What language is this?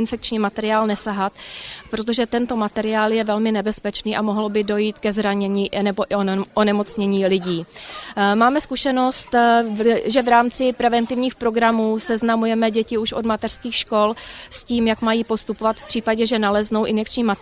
Czech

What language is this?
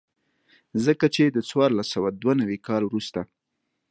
Pashto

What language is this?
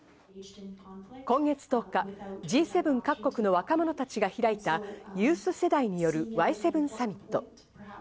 Japanese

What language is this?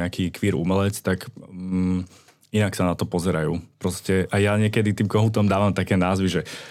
Slovak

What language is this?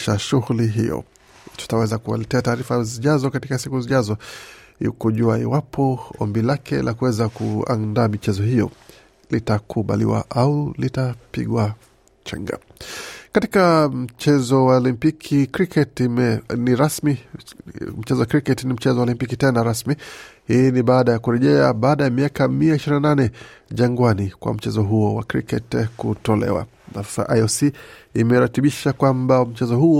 Swahili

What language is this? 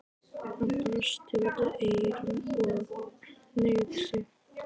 Icelandic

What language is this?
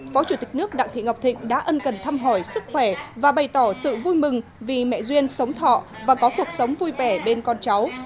Vietnamese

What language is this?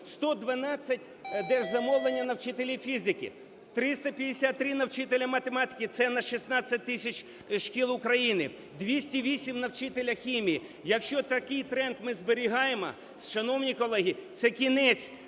Ukrainian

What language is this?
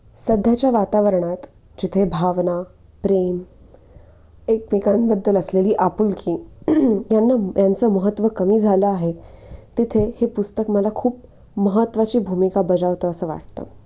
Marathi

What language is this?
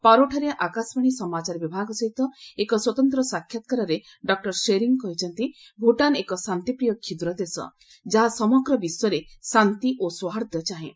Odia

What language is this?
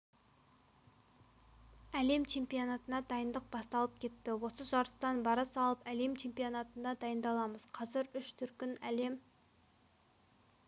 Kazakh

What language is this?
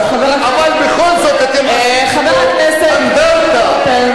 Hebrew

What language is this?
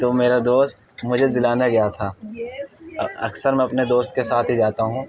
Urdu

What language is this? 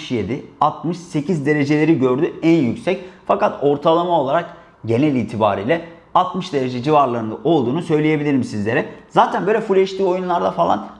Turkish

